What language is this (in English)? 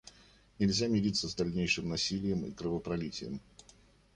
Russian